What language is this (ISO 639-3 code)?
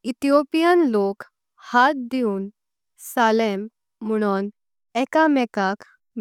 kok